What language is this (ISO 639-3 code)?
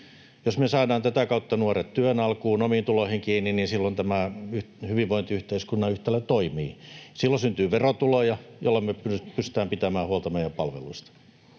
fin